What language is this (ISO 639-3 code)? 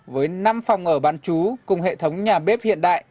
vie